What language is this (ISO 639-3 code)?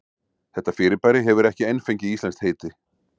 isl